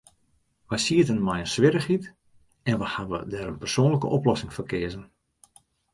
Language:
Western Frisian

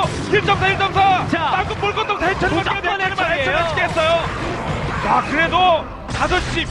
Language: Korean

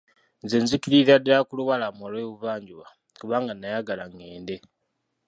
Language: Ganda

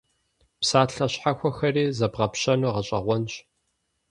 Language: Kabardian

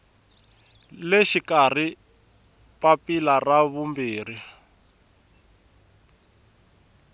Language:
Tsonga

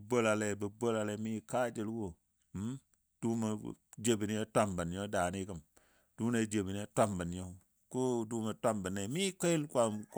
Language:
Dadiya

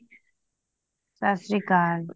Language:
Punjabi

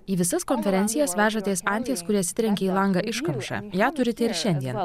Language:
Lithuanian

